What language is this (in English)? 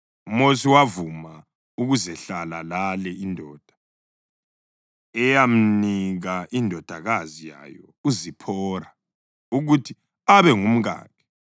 North Ndebele